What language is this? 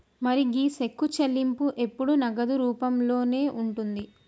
Telugu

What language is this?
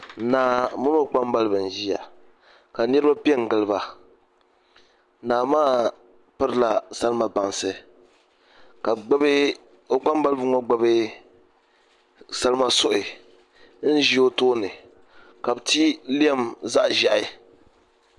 Dagbani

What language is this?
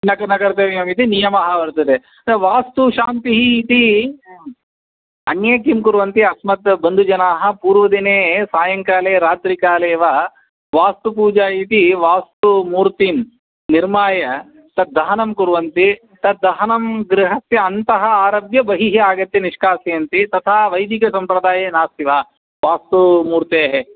Sanskrit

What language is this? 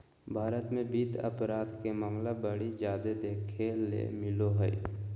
Magahi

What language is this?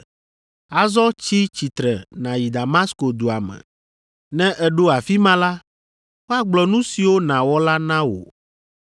Ewe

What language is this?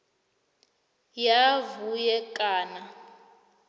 South Ndebele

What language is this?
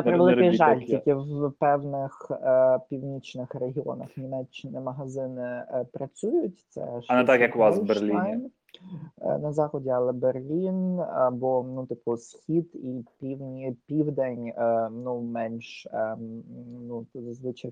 Ukrainian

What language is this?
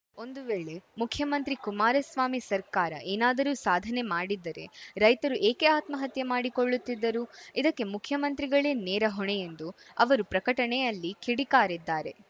Kannada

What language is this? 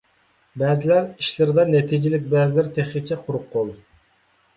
Uyghur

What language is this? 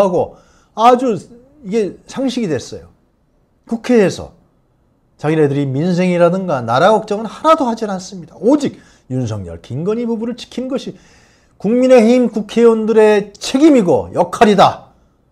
Korean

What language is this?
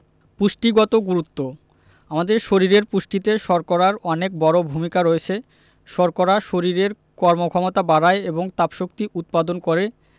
Bangla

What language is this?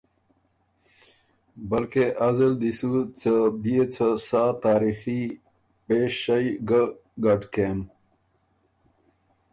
Ormuri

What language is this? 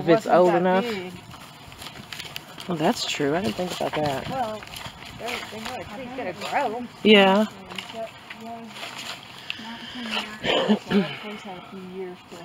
English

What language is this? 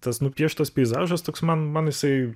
Lithuanian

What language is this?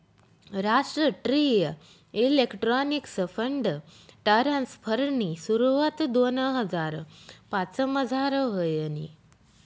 Marathi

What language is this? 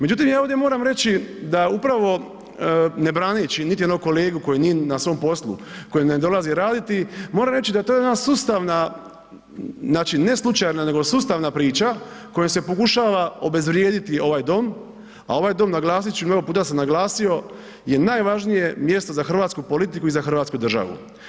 Croatian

